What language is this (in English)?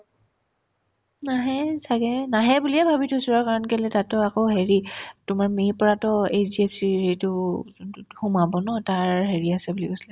Assamese